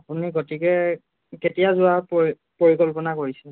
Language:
Assamese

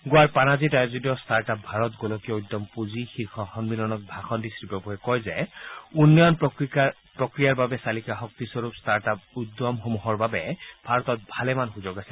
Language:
Assamese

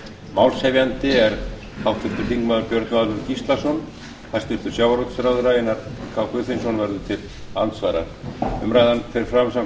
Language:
Icelandic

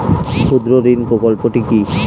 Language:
Bangla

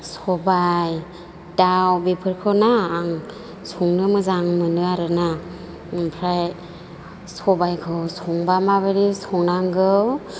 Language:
Bodo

